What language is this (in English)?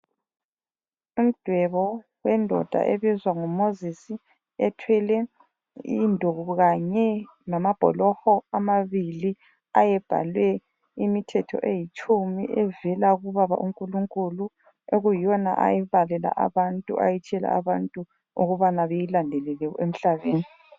North Ndebele